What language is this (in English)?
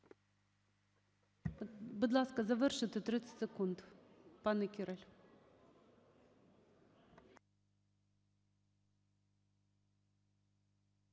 Ukrainian